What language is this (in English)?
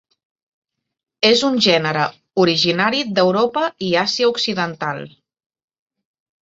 Catalan